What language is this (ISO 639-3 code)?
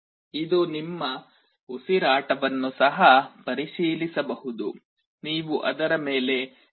kan